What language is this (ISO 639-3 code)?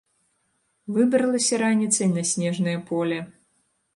bel